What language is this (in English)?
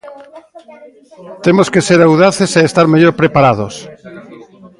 Galician